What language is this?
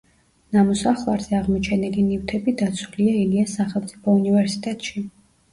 Georgian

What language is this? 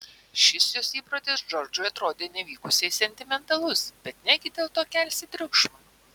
Lithuanian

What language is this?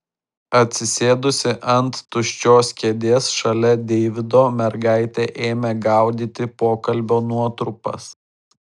Lithuanian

